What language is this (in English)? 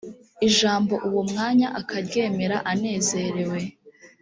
Kinyarwanda